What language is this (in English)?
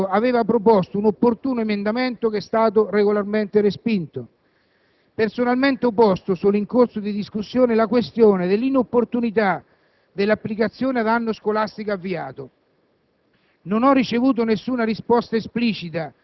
Italian